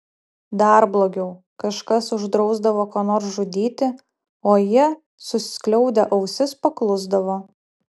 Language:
Lithuanian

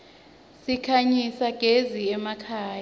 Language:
Swati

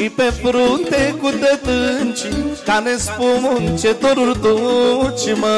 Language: Romanian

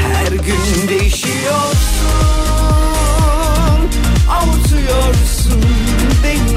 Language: Turkish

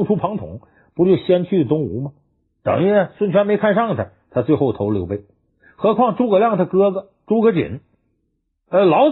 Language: Chinese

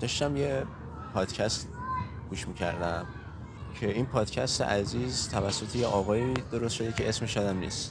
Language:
Persian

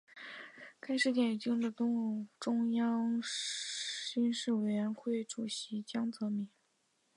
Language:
Chinese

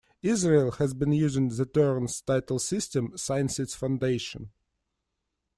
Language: English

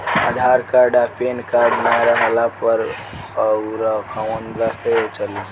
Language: Bhojpuri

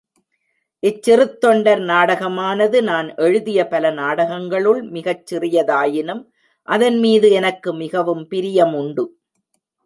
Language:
Tamil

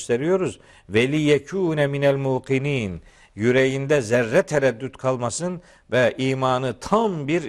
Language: Turkish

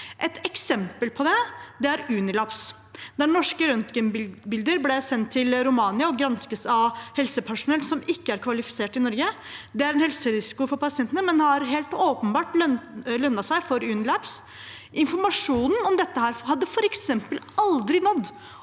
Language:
Norwegian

